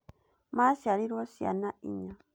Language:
Kikuyu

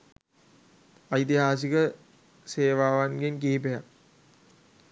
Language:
Sinhala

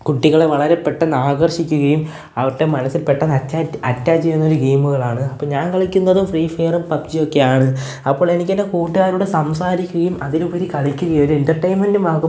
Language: Malayalam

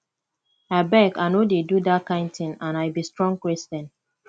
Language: Nigerian Pidgin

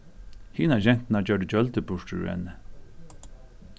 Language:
Faroese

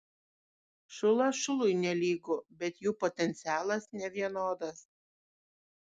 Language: Lithuanian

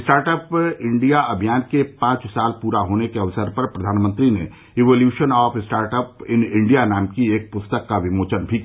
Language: Hindi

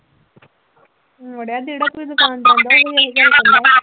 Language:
Punjabi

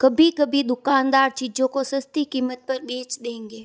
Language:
Hindi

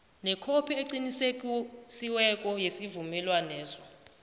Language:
South Ndebele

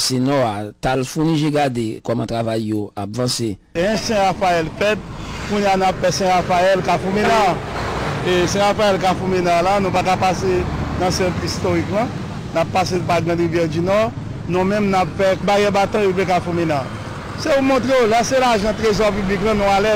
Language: French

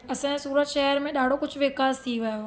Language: Sindhi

